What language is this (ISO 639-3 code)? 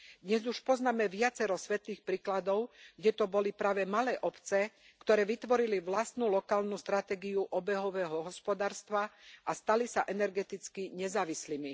slk